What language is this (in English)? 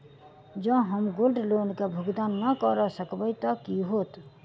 Maithili